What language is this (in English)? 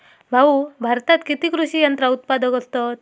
Marathi